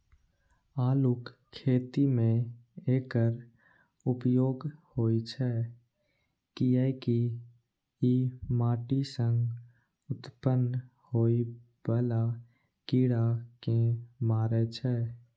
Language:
Maithili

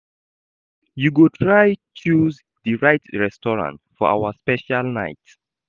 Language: Nigerian Pidgin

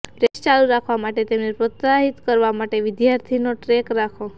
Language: Gujarati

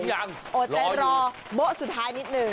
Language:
Thai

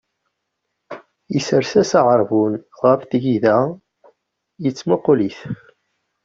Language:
Kabyle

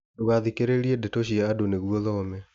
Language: Kikuyu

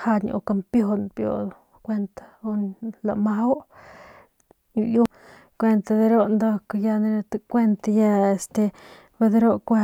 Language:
Northern Pame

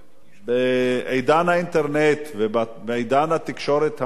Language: Hebrew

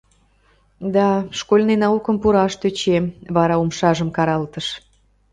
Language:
Mari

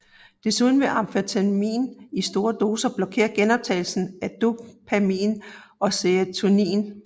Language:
Danish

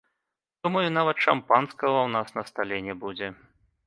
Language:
Belarusian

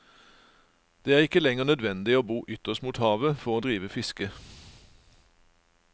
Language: Norwegian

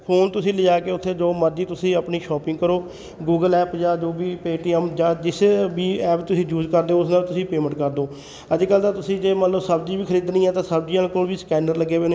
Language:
Punjabi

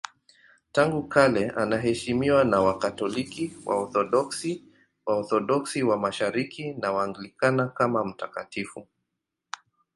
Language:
Swahili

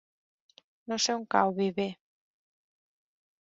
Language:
Catalan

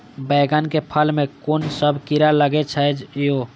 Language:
Maithili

